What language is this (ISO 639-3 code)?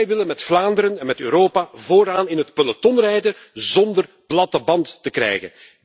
nld